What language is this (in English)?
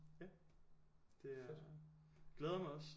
Danish